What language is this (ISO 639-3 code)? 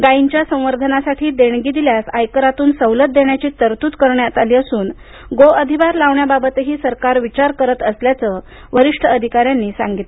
mar